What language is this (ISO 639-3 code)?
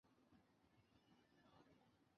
zho